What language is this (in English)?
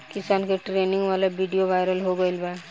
Bhojpuri